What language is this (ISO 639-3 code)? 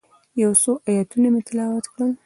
pus